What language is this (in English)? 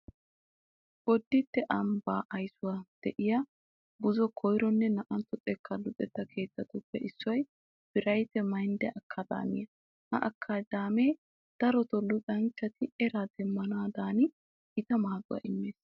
Wolaytta